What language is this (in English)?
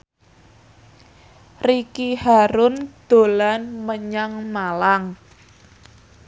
Javanese